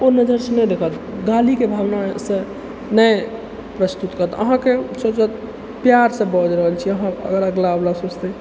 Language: Maithili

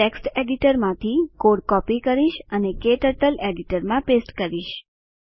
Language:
Gujarati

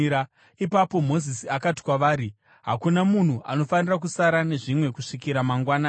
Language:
Shona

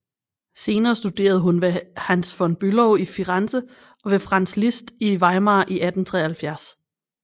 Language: Danish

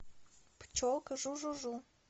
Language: Russian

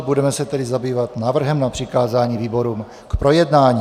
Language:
Czech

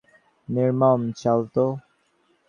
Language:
Bangla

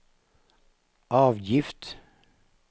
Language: Norwegian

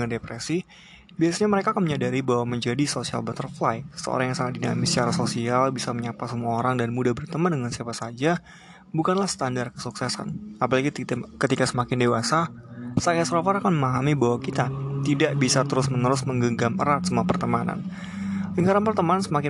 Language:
Indonesian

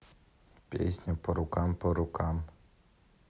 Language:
Russian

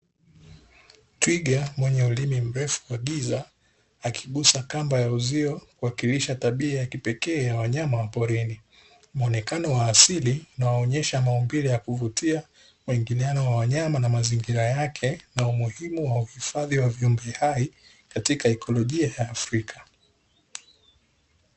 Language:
Swahili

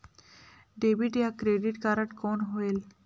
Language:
Chhattisgarhi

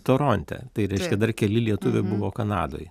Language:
Lithuanian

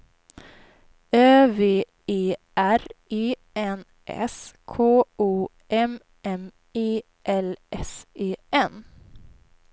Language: Swedish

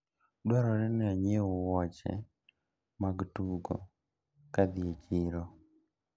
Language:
Luo (Kenya and Tanzania)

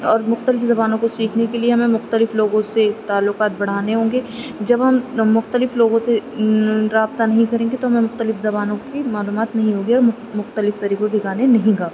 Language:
Urdu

